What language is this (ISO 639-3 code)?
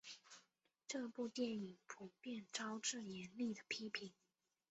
zho